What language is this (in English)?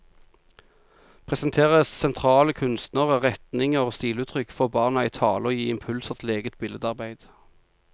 Norwegian